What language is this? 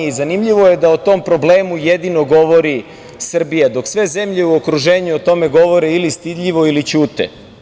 Serbian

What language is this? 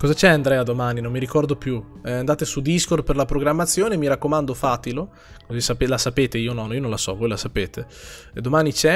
Italian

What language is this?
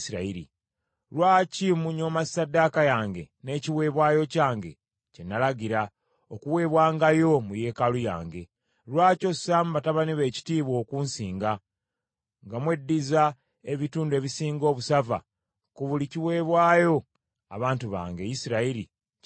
Ganda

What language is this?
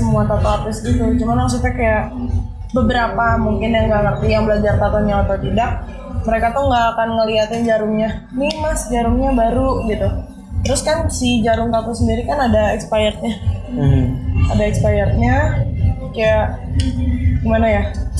Indonesian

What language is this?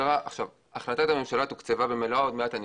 Hebrew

